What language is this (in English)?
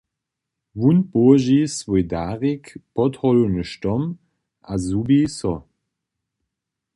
Upper Sorbian